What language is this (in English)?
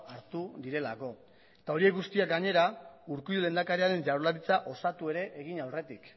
Basque